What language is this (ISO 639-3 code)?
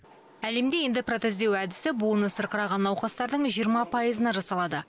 kaz